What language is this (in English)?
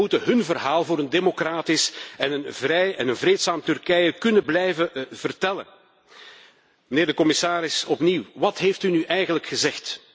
Dutch